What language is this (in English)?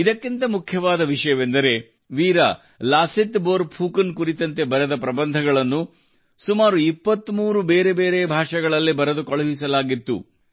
Kannada